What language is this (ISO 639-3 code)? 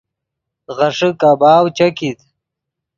ydg